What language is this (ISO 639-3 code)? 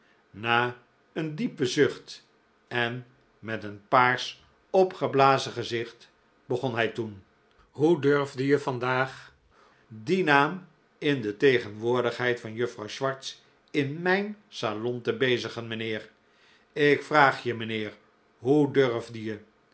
nld